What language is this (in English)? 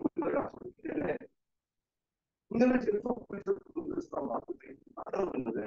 Korean